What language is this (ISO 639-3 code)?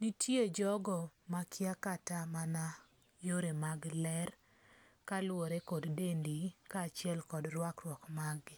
luo